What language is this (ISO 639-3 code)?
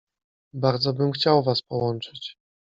pol